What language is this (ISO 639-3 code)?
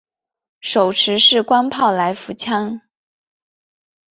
zho